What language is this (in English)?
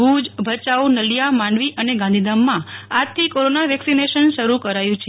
Gujarati